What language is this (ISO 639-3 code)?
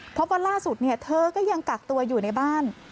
tha